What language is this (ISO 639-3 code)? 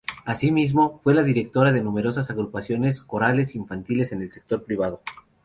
spa